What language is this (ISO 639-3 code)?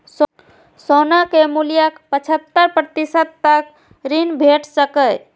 mai